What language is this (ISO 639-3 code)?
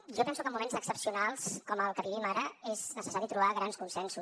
cat